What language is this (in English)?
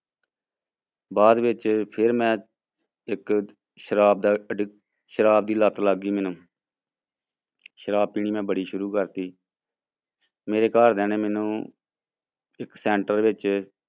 Punjabi